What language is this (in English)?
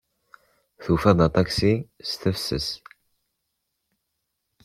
Kabyle